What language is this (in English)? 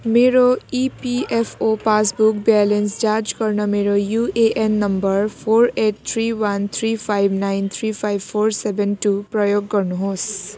Nepali